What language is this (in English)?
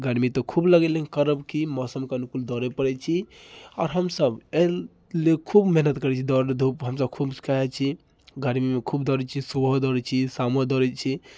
Maithili